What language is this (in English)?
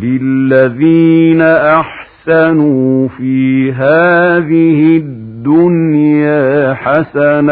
Arabic